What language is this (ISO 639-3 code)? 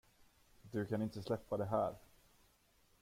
swe